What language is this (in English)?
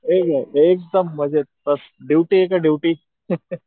Marathi